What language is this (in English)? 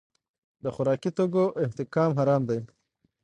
Pashto